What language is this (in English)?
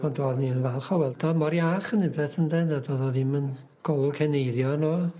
Welsh